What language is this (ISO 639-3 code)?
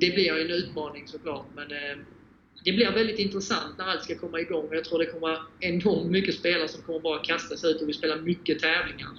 swe